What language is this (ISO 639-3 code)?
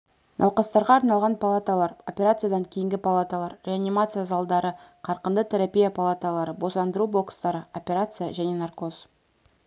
kaz